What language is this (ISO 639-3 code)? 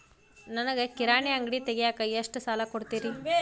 kan